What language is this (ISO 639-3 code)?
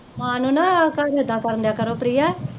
pan